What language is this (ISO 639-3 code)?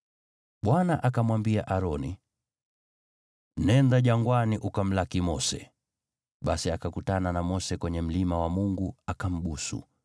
swa